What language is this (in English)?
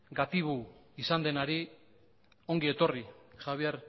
Basque